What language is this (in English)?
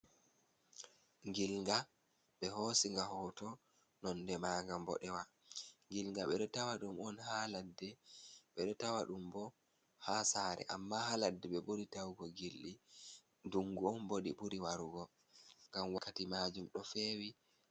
Fula